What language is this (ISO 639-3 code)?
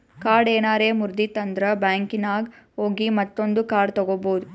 kan